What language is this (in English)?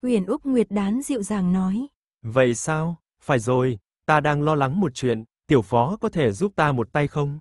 Vietnamese